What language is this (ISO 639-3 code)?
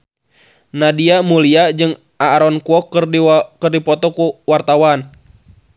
sun